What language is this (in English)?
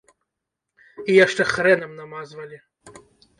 Belarusian